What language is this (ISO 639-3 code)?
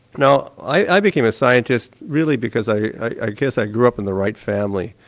eng